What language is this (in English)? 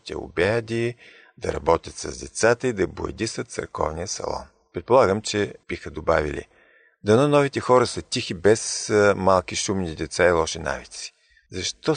Bulgarian